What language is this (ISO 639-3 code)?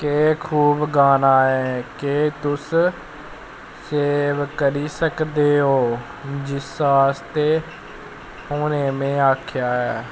doi